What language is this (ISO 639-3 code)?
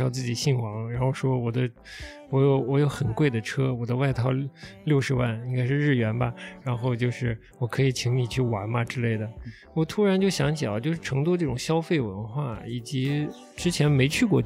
zho